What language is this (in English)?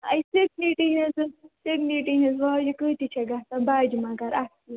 Kashmiri